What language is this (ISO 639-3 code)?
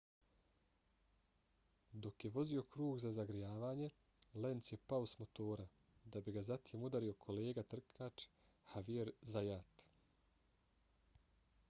bos